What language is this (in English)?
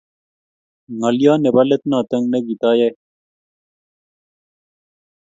Kalenjin